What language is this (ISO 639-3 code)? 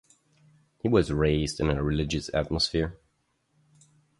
eng